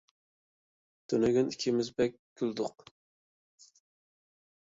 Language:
Uyghur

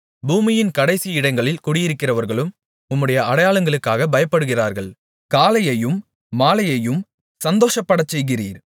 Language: Tamil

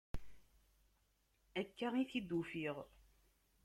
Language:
Kabyle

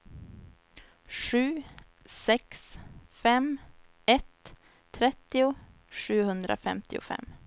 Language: Swedish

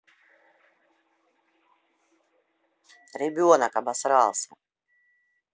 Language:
Russian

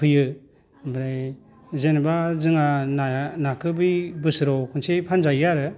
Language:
Bodo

